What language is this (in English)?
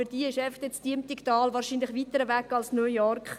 Swiss German